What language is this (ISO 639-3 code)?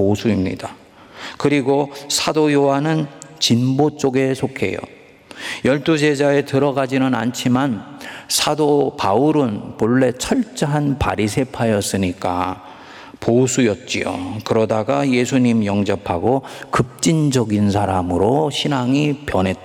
kor